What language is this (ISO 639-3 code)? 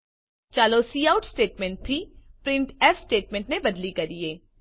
guj